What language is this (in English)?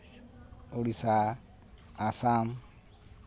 Santali